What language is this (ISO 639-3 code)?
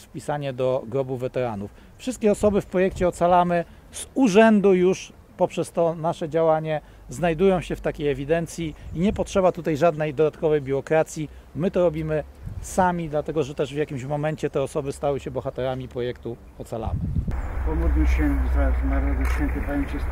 pol